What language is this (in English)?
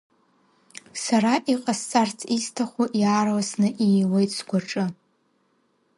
Abkhazian